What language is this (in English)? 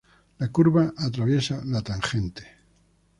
Spanish